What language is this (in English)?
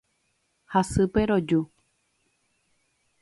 Guarani